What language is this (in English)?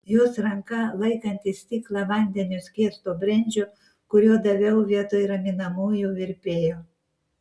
Lithuanian